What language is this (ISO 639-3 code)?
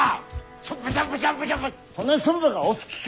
jpn